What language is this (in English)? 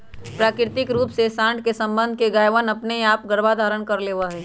Magahi